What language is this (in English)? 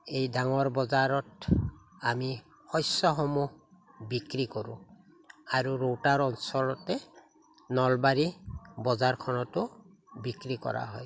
Assamese